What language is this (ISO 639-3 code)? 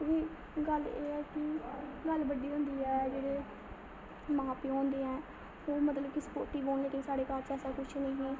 doi